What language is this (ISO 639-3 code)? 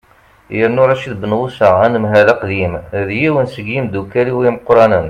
kab